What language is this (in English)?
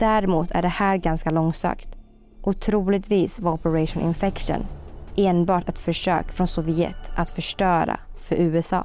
Swedish